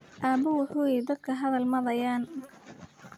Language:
Somali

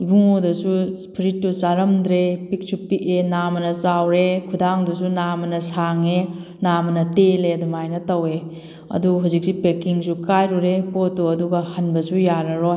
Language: Manipuri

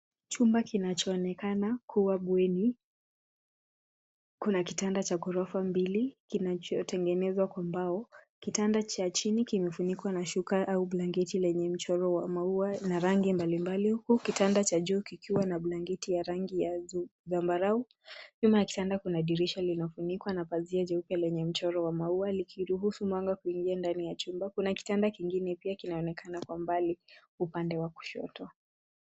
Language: Swahili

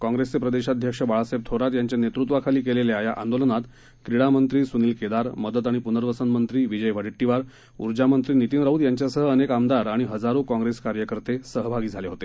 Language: Marathi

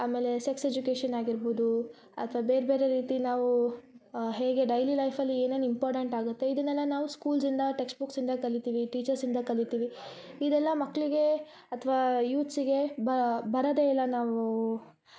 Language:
Kannada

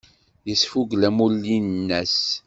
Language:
Kabyle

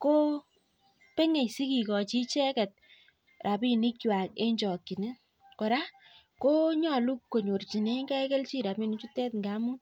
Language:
Kalenjin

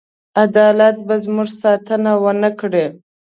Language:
Pashto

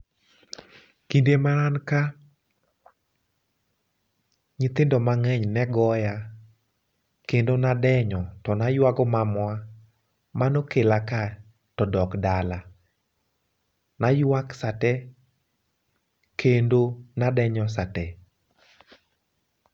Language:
Luo (Kenya and Tanzania)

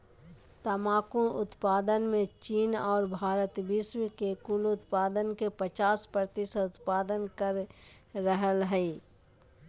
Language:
Magahi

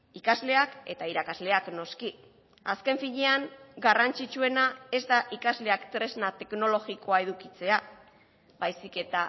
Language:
Basque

